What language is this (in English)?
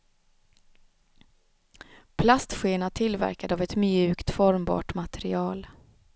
Swedish